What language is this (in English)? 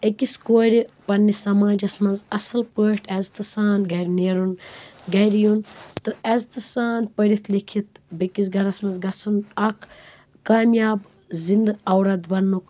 Kashmiri